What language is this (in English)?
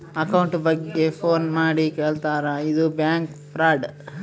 Kannada